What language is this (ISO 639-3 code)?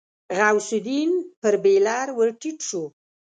pus